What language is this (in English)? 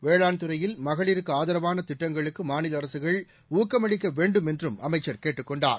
Tamil